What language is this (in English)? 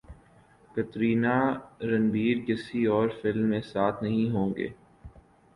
Urdu